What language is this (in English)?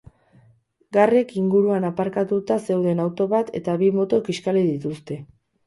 Basque